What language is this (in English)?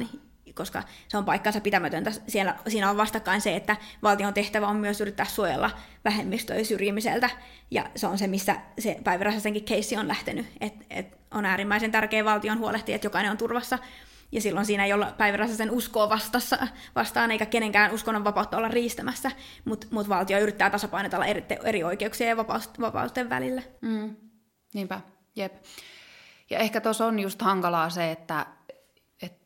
Finnish